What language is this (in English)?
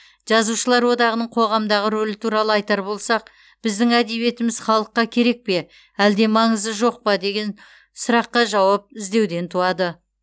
Kazakh